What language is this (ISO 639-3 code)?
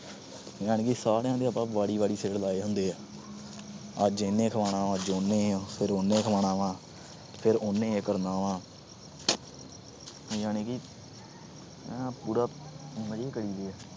pan